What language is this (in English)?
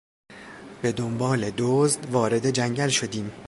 Persian